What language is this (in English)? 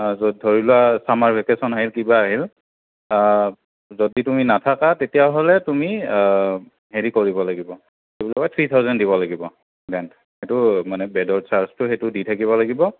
Assamese